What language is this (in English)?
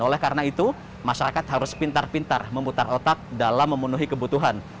Indonesian